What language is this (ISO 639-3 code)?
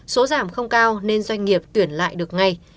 vie